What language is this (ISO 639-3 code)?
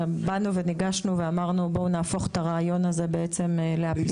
heb